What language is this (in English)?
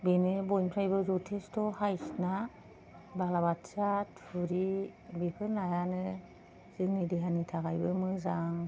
Bodo